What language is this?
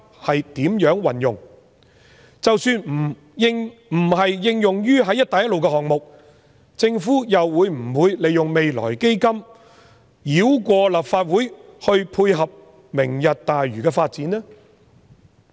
Cantonese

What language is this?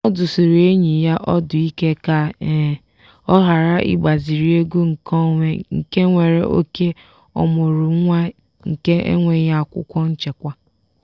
Igbo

